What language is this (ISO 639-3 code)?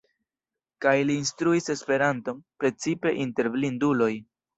epo